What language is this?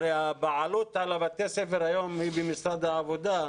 Hebrew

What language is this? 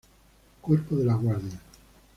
Spanish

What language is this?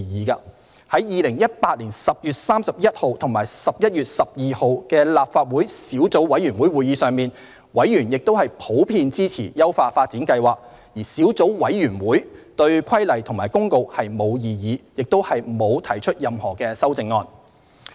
Cantonese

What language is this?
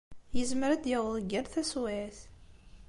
Kabyle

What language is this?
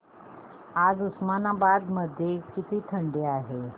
Marathi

